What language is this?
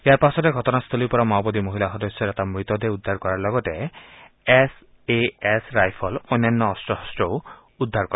Assamese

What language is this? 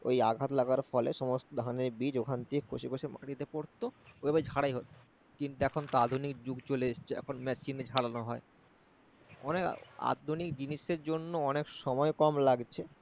Bangla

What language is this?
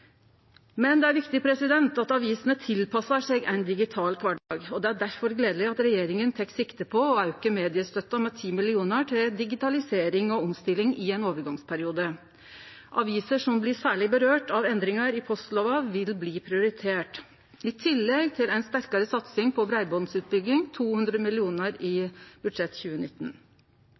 Norwegian Nynorsk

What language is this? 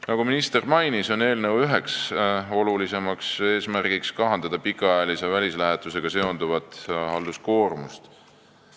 Estonian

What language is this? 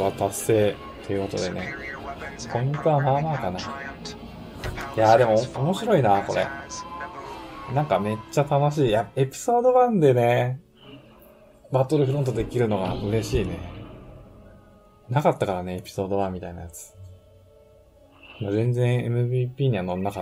Japanese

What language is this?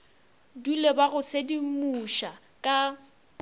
Northern Sotho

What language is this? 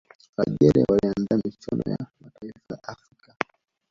Swahili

